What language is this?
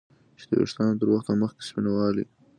Pashto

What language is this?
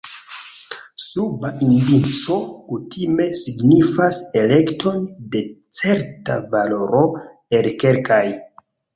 Esperanto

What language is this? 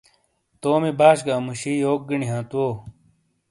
Shina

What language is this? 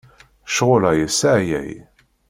Kabyle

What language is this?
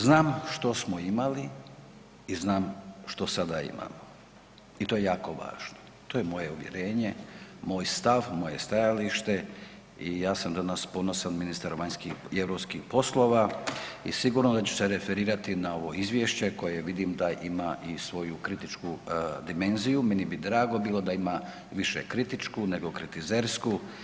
Croatian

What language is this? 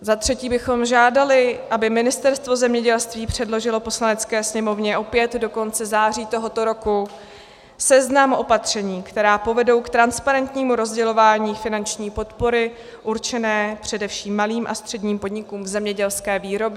Czech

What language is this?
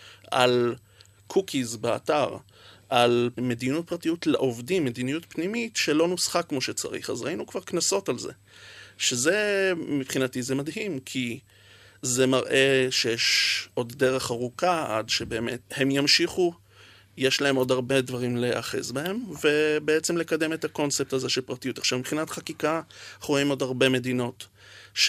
Hebrew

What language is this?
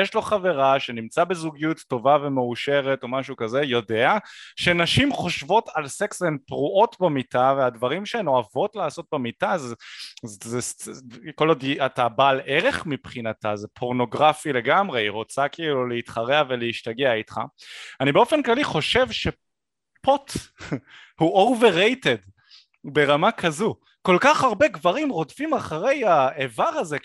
Hebrew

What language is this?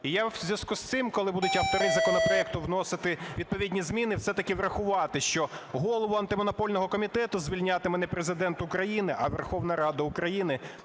Ukrainian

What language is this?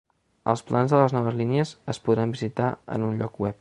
Catalan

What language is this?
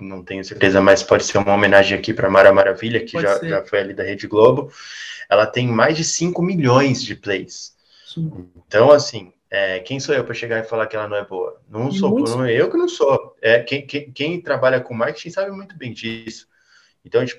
Portuguese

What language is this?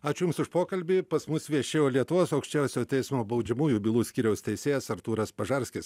Lithuanian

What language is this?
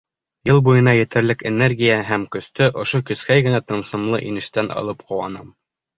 Bashkir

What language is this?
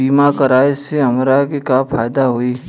Bhojpuri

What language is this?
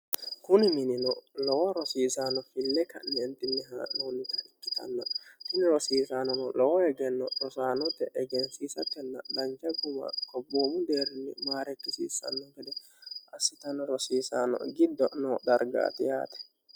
Sidamo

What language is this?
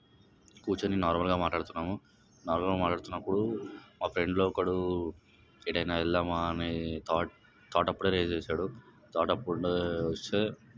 Telugu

